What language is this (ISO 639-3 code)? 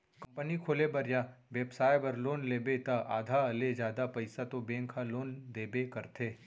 hne